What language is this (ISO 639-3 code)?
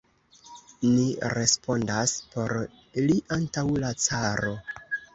epo